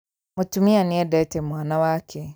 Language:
Kikuyu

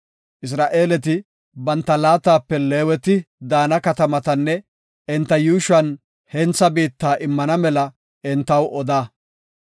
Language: Gofa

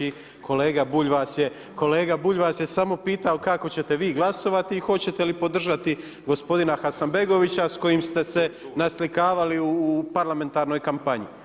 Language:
Croatian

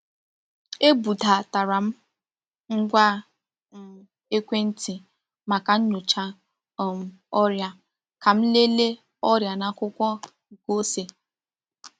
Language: Igbo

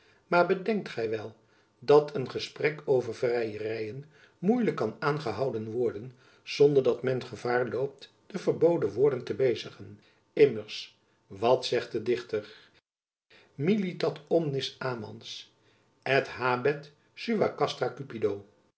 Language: Dutch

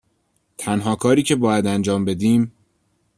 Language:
Persian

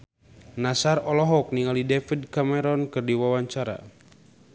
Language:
Sundanese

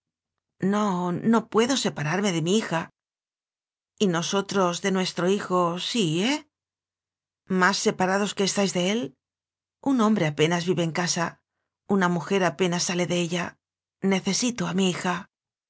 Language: Spanish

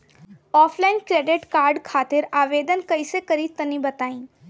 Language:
Bhojpuri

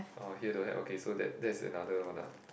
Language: English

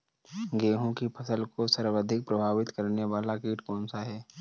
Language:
Hindi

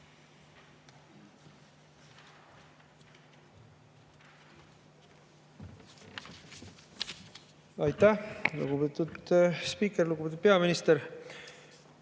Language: Estonian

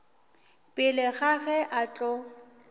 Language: Northern Sotho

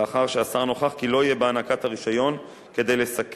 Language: Hebrew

